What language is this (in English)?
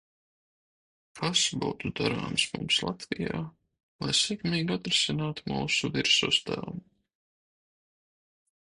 Latvian